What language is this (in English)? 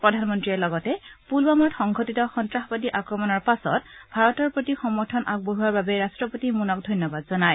Assamese